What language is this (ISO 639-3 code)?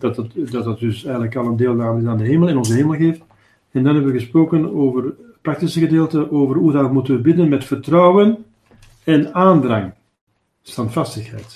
nld